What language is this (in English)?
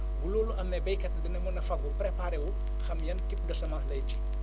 Wolof